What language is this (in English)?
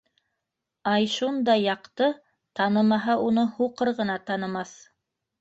Bashkir